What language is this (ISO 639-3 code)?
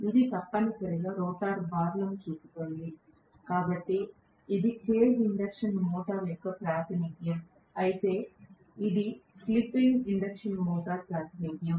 tel